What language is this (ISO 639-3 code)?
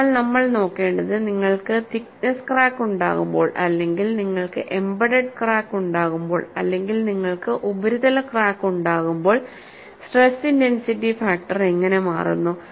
mal